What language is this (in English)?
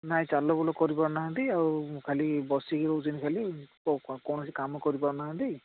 Odia